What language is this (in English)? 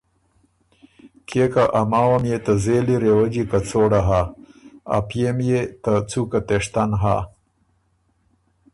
Ormuri